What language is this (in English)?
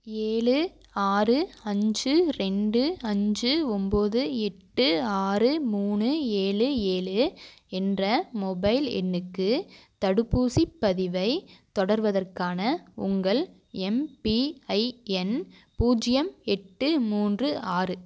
Tamil